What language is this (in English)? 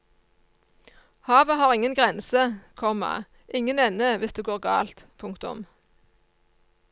Norwegian